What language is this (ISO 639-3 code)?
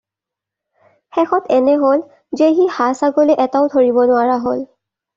asm